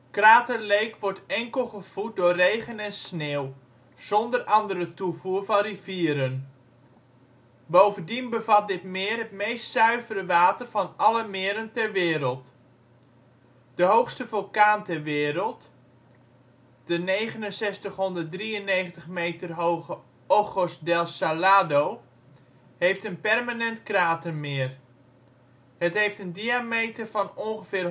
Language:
Dutch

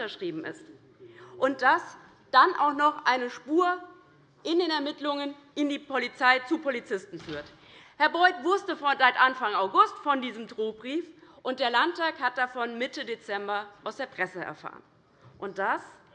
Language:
German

